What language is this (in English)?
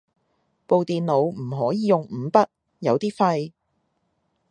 Cantonese